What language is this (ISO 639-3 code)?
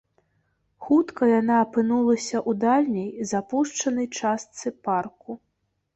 bel